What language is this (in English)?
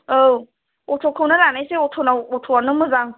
Bodo